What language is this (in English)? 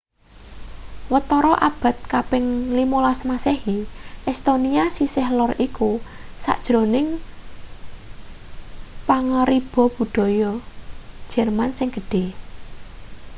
Javanese